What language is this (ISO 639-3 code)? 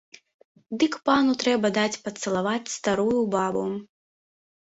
bel